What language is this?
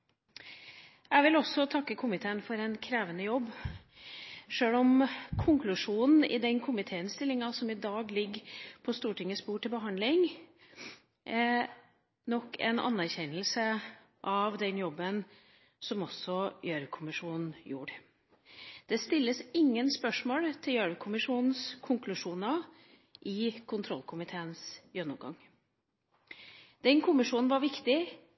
Norwegian Bokmål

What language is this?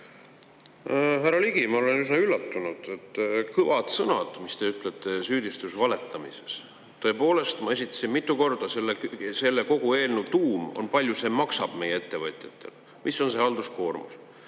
Estonian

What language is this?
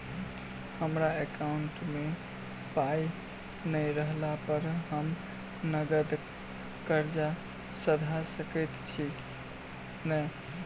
Maithili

